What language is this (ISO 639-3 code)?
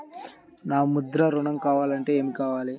tel